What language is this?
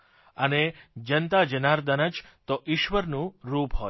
Gujarati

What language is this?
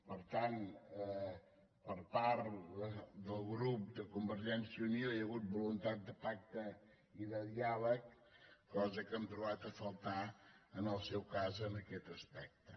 Catalan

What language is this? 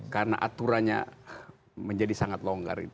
Indonesian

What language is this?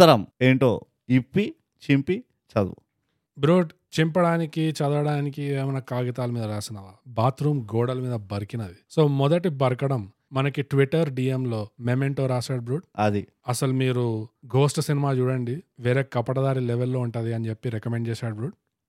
Telugu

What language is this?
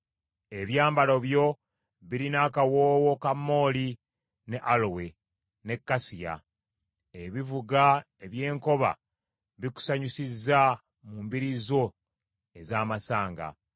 Ganda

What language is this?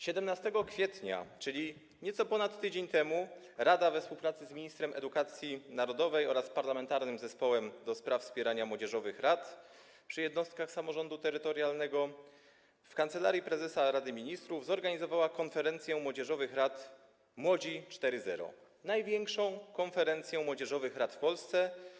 Polish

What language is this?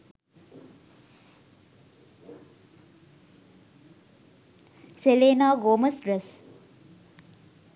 Sinhala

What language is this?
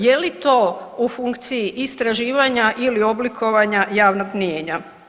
Croatian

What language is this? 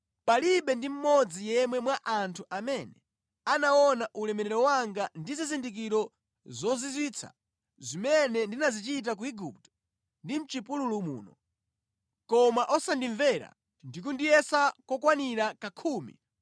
Nyanja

